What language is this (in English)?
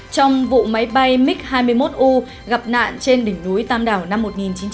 Vietnamese